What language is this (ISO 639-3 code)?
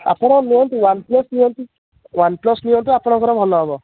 ori